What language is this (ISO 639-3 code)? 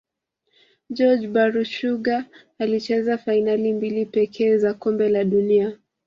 swa